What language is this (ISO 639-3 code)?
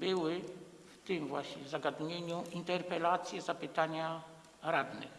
pol